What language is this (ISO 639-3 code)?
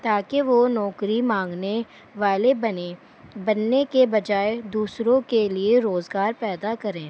urd